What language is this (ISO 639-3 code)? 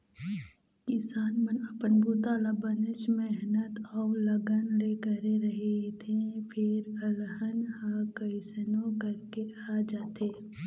hne